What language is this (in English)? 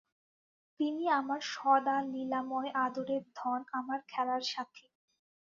Bangla